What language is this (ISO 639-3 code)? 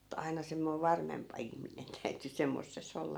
fin